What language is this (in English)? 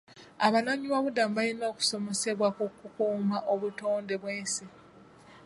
Ganda